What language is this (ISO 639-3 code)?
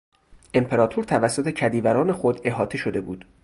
fas